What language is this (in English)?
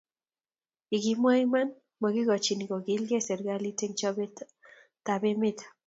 Kalenjin